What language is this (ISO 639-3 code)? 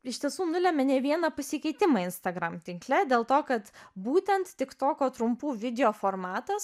lit